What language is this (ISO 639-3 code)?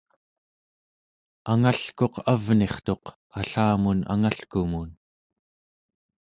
esu